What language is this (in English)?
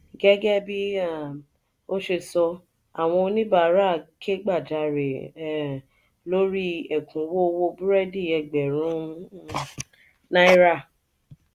Yoruba